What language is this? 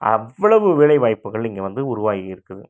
Tamil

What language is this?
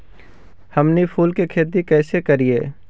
Magahi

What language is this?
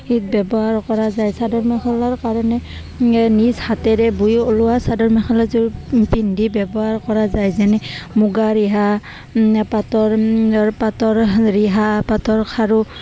Assamese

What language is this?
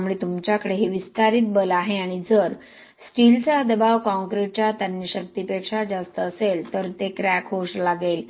Marathi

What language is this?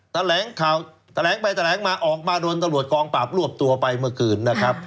Thai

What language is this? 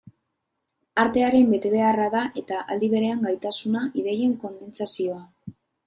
Basque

